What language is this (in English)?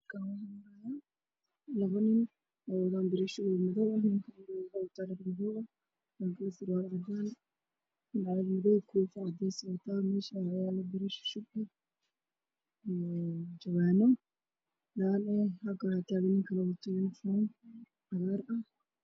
Somali